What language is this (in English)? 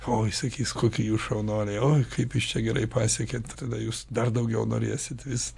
Lithuanian